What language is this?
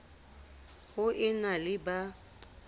Southern Sotho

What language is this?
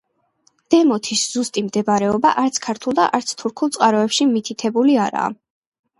Georgian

